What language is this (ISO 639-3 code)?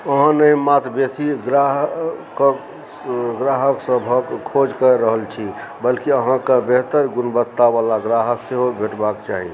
mai